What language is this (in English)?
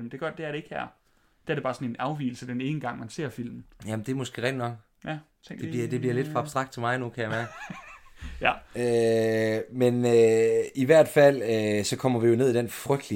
Danish